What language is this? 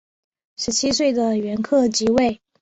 Chinese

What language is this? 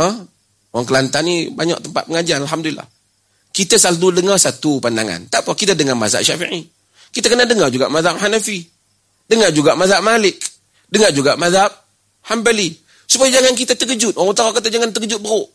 Malay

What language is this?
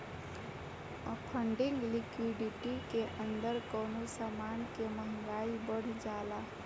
Bhojpuri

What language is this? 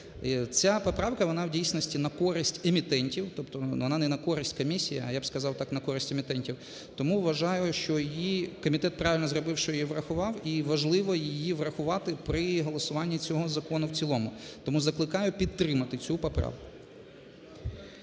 Ukrainian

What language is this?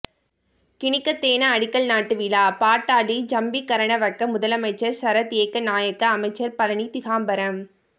Tamil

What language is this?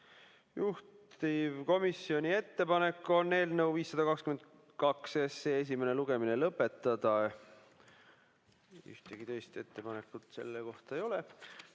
Estonian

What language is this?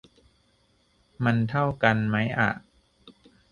Thai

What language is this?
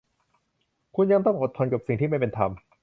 Thai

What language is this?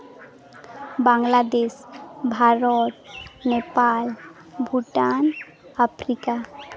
Santali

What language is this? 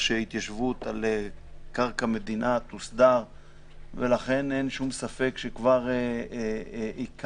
Hebrew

